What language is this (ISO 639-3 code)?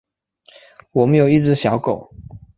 zho